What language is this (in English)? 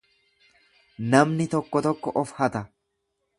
Oromo